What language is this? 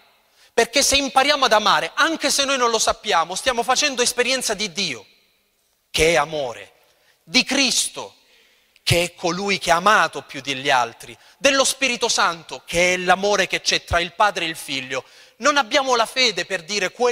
Italian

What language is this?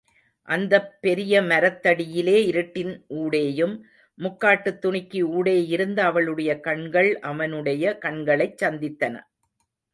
Tamil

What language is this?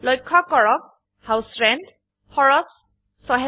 Assamese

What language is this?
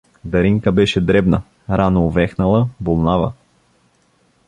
Bulgarian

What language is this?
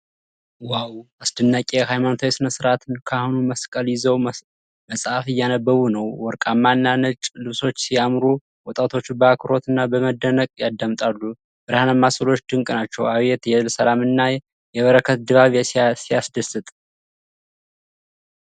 Amharic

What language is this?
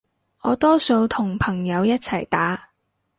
Cantonese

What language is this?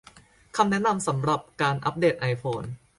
Thai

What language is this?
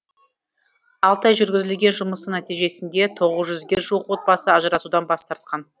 Kazakh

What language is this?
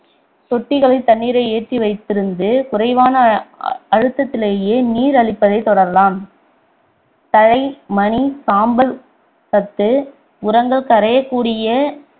Tamil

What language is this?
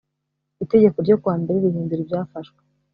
Kinyarwanda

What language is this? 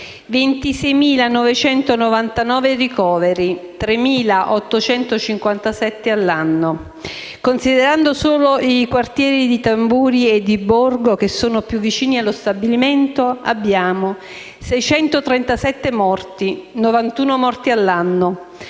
Italian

